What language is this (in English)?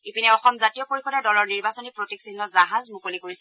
Assamese